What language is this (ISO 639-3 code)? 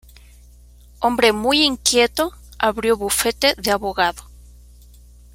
spa